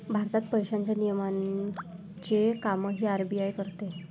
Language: Marathi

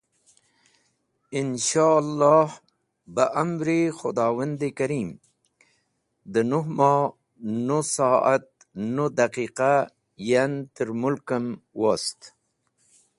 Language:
Wakhi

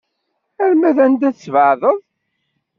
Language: Kabyle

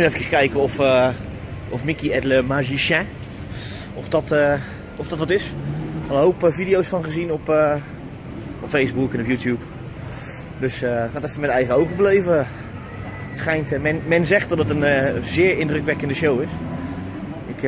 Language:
Dutch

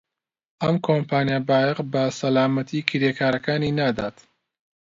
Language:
Central Kurdish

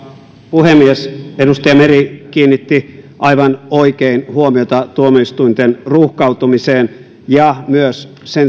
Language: Finnish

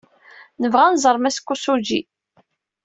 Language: Kabyle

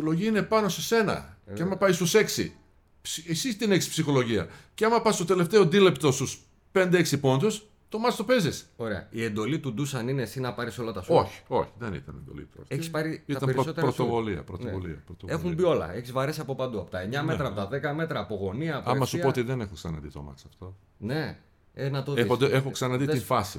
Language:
Greek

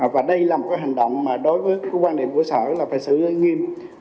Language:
Vietnamese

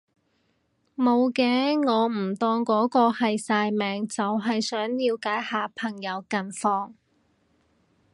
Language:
Cantonese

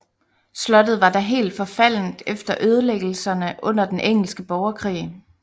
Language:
Danish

